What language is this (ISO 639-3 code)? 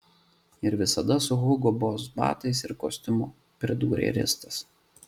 lit